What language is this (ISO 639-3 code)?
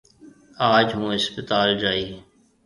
mve